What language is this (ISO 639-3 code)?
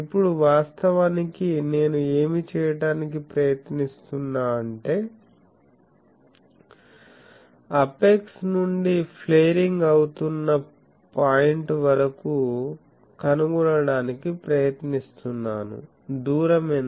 tel